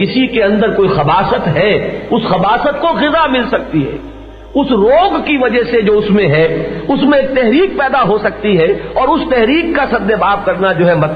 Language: Urdu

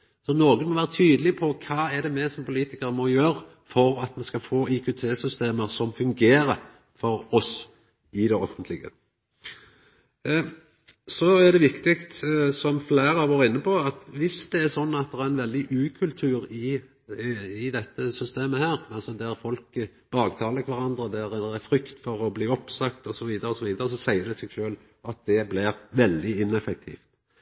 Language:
Norwegian Nynorsk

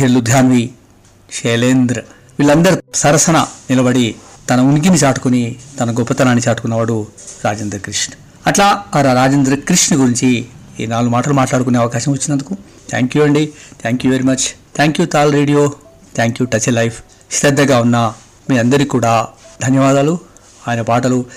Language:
Telugu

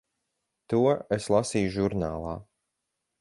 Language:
Latvian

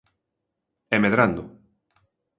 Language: Galician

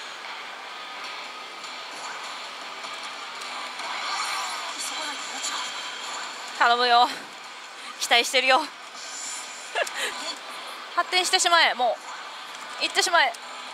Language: Japanese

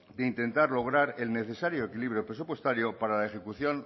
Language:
Spanish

